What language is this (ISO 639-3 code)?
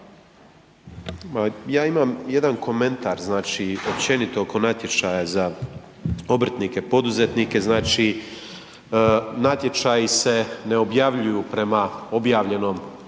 hrv